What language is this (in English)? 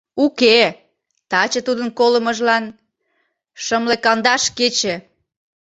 Mari